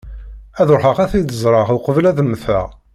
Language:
Kabyle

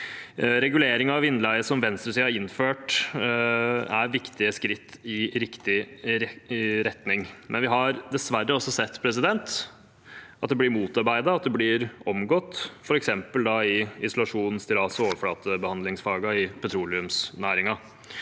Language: Norwegian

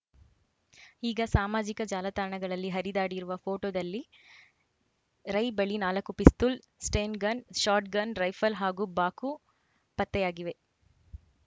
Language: Kannada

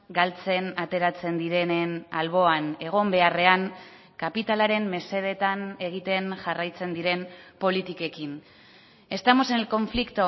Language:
Basque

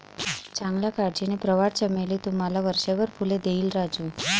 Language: Marathi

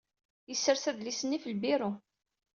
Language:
Kabyle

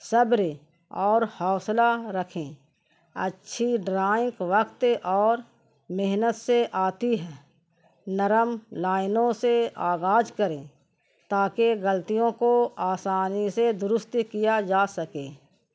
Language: Urdu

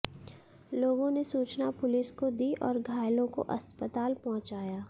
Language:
Hindi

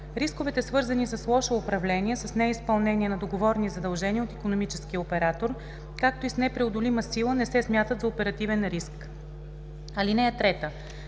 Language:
Bulgarian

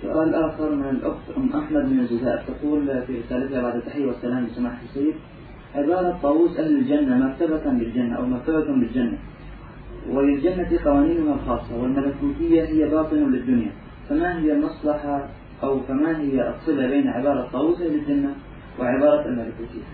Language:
Arabic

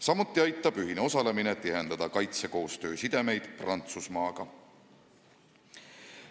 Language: Estonian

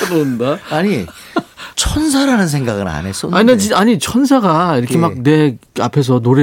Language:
Korean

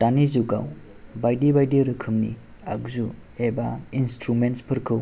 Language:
Bodo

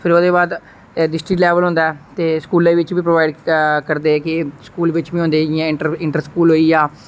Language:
Dogri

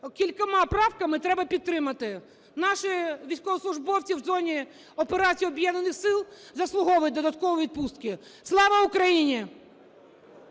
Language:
Ukrainian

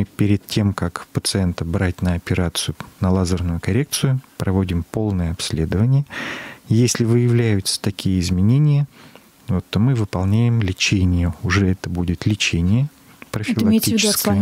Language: Russian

